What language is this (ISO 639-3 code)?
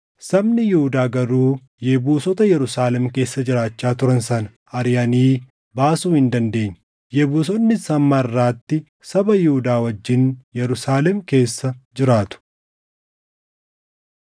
orm